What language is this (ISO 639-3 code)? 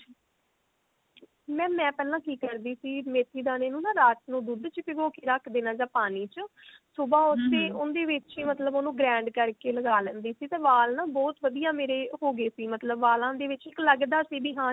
pan